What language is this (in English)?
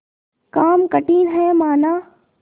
Hindi